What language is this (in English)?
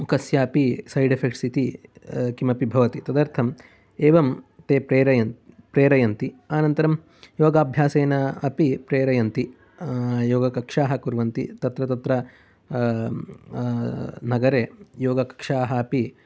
Sanskrit